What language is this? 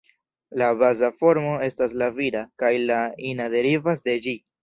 Esperanto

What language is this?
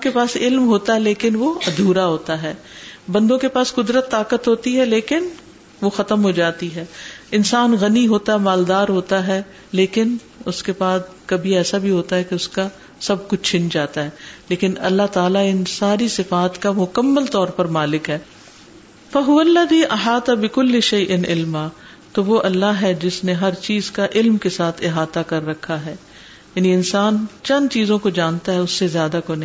Urdu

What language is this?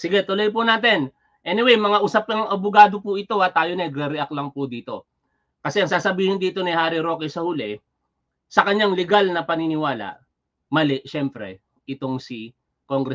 Filipino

